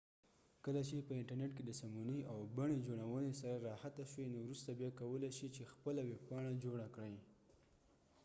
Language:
Pashto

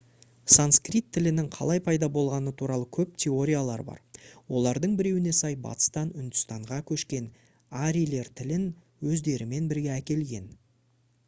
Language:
Kazakh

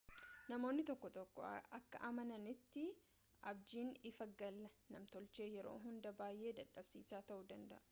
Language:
Oromo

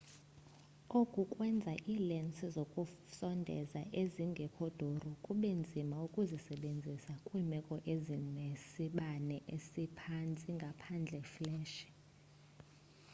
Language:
Xhosa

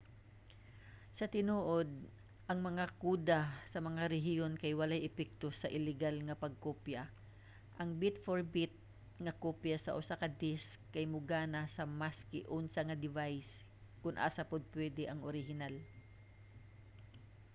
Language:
Cebuano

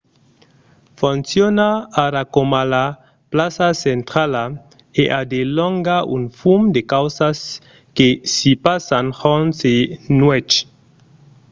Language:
Occitan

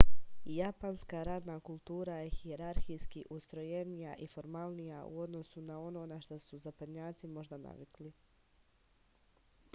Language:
Serbian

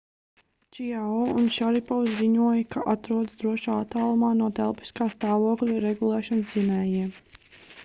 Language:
Latvian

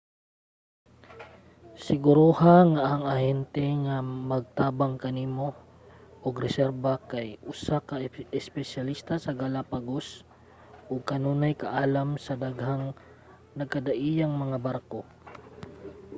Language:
Cebuano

